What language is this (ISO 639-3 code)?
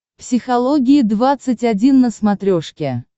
rus